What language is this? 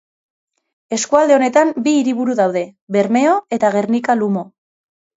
Basque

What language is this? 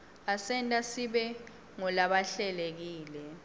Swati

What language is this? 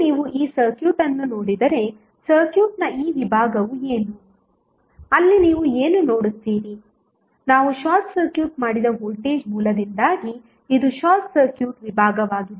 Kannada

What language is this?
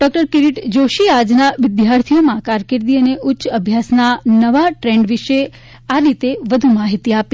Gujarati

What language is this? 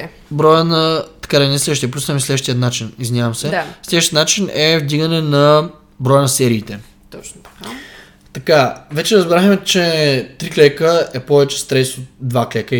Bulgarian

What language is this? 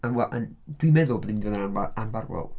Welsh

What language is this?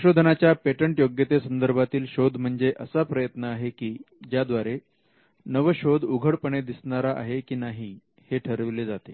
Marathi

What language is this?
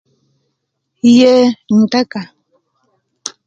Kenyi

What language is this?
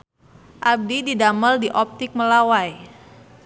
Sundanese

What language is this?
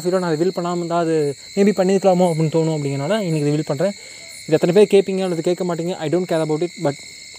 Tamil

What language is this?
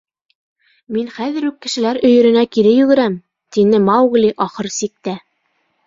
Bashkir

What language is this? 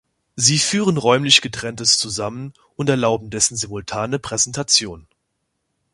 German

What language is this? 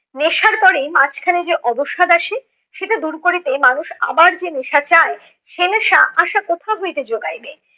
Bangla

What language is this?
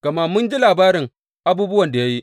Hausa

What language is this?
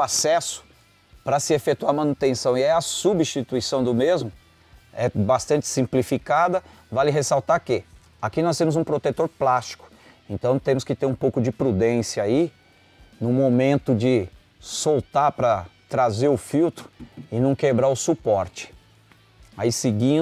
Portuguese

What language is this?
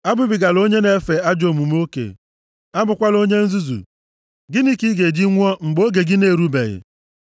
Igbo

